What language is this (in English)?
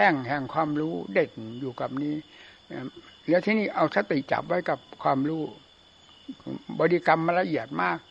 Thai